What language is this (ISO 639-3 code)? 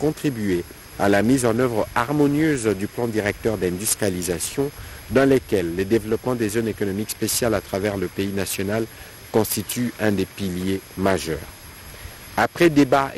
fra